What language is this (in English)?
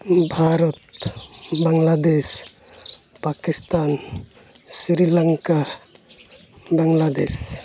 Santali